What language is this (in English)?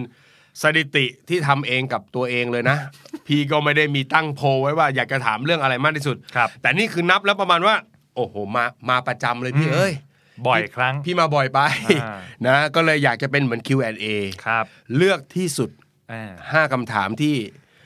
Thai